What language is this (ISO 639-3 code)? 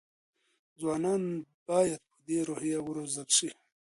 pus